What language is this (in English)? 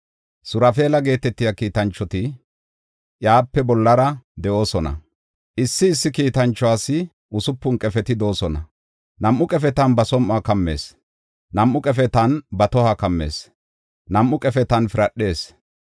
Gofa